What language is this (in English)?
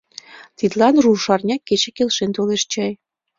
Mari